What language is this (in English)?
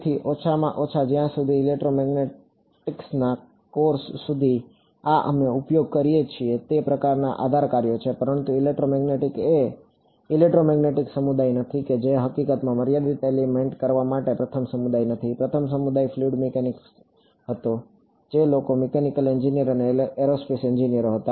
Gujarati